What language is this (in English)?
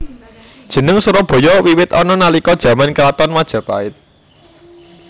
Javanese